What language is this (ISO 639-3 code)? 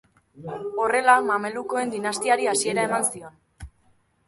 eus